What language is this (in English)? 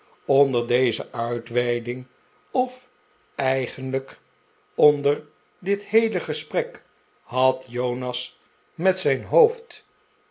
Dutch